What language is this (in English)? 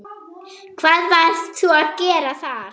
Icelandic